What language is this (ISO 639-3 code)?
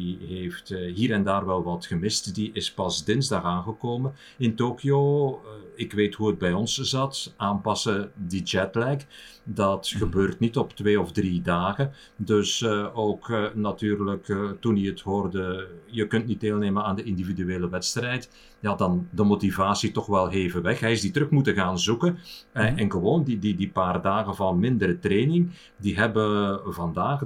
nld